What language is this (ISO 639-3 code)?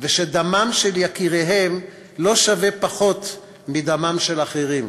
heb